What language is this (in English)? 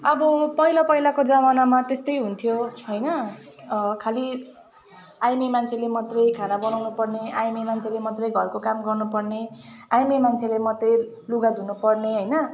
Nepali